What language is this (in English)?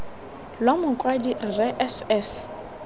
Tswana